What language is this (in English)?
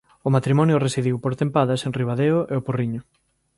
Galician